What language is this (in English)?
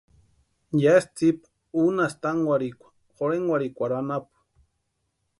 Western Highland Purepecha